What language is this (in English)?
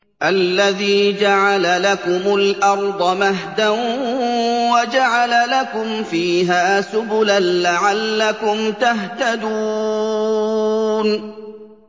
Arabic